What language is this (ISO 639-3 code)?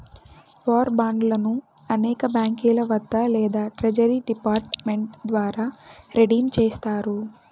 tel